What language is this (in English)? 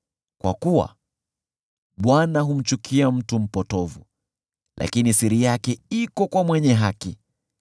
Swahili